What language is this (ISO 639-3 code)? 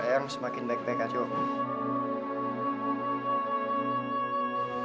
ind